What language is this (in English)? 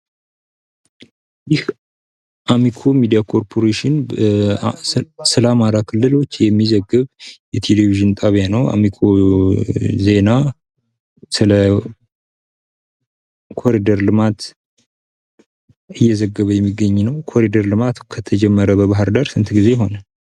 Amharic